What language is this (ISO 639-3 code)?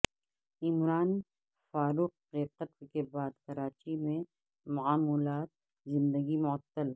urd